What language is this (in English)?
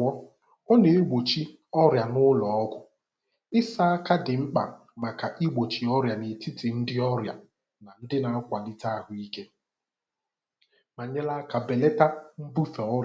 Igbo